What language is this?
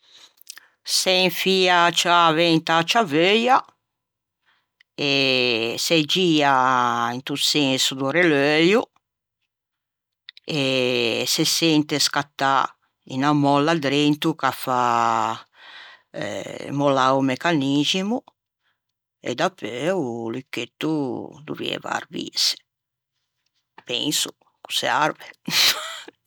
Ligurian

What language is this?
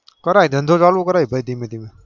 Gujarati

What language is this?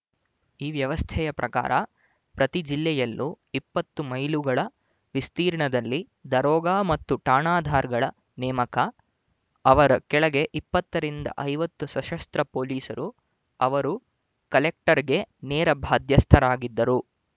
Kannada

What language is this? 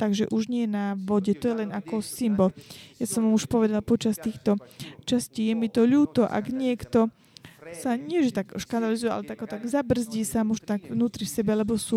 Slovak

